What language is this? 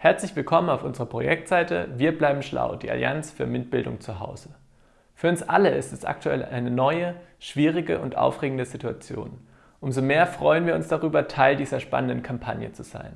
German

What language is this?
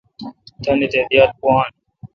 Kalkoti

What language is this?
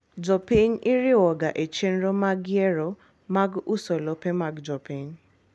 Luo (Kenya and Tanzania)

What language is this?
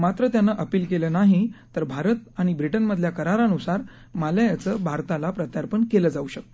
Marathi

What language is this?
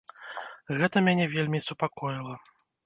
Belarusian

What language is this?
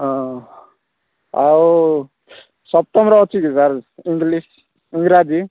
Odia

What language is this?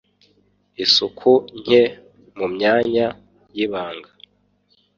Kinyarwanda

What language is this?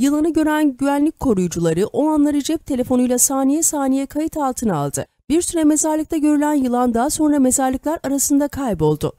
Turkish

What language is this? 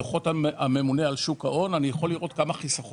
Hebrew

